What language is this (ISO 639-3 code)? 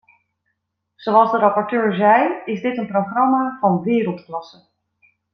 nld